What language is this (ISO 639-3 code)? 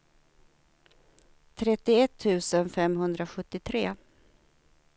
swe